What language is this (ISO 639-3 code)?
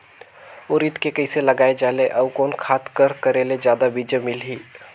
hne